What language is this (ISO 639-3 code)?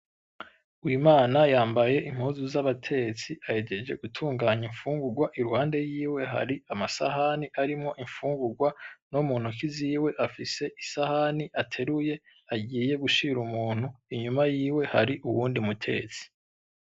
run